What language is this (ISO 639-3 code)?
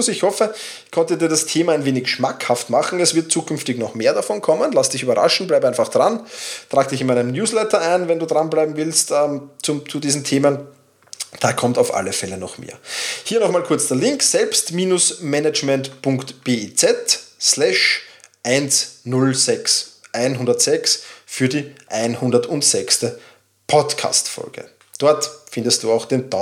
deu